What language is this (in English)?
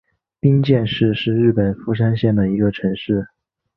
Chinese